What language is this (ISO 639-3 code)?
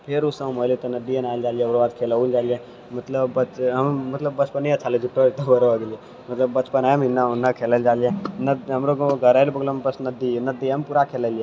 mai